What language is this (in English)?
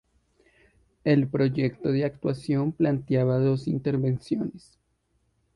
Spanish